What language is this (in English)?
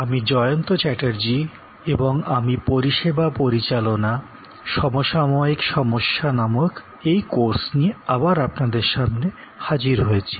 Bangla